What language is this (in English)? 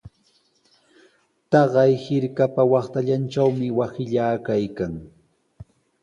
Sihuas Ancash Quechua